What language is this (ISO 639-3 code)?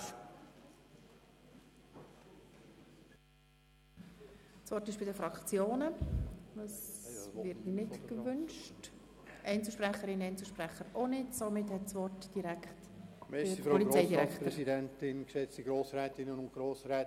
gsw